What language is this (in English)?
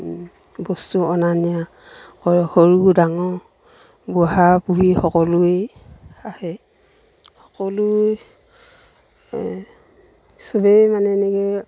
Assamese